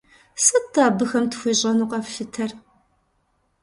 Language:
Kabardian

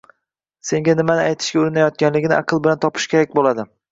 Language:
Uzbek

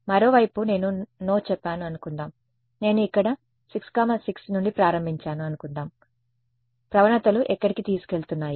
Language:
Telugu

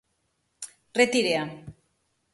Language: Galician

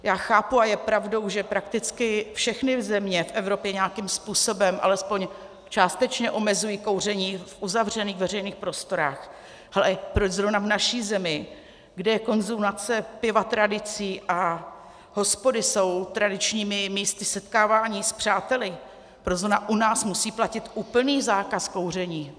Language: Czech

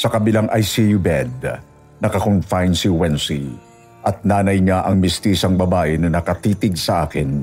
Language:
Filipino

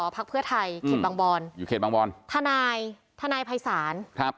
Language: Thai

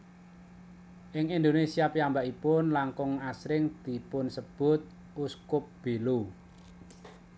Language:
Javanese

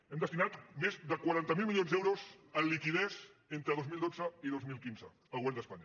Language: Catalan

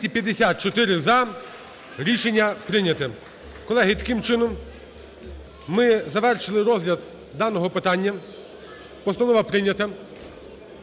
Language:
Ukrainian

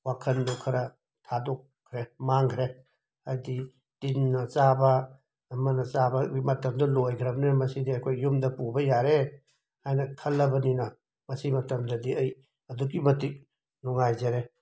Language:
Manipuri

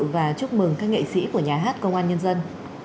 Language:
Vietnamese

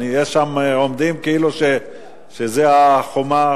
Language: Hebrew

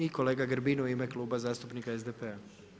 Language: Croatian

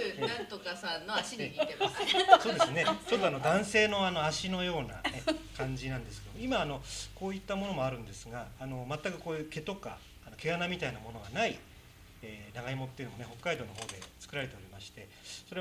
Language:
Japanese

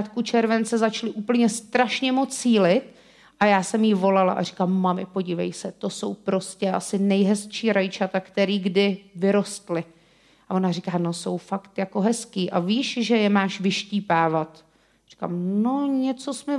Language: Czech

